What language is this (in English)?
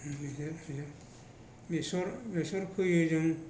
Bodo